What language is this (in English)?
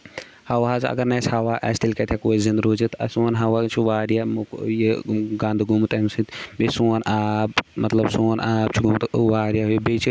Kashmiri